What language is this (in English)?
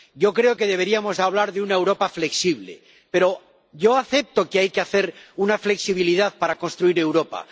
Spanish